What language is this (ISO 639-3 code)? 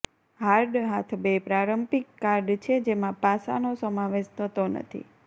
guj